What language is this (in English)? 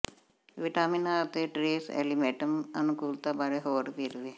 Punjabi